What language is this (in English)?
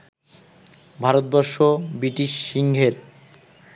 Bangla